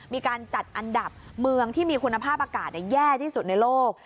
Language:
Thai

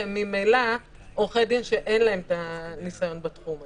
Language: Hebrew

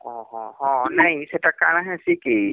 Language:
Odia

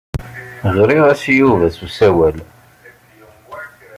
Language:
Kabyle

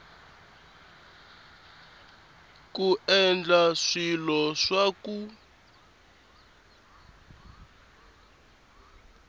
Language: Tsonga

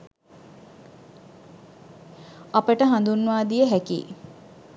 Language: Sinhala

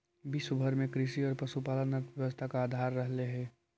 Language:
Magahi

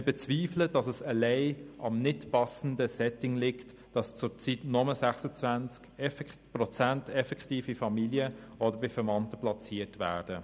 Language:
Swiss German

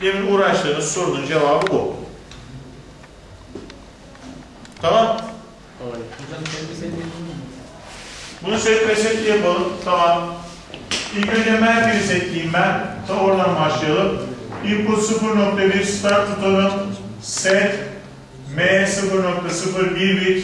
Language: Turkish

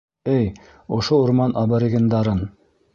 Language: Bashkir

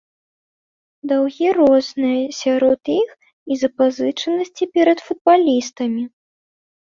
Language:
Belarusian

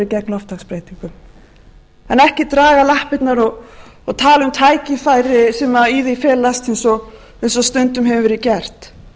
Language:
Icelandic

